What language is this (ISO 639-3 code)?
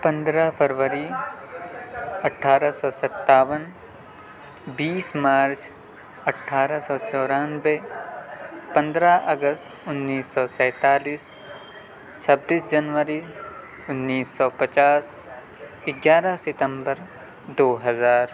urd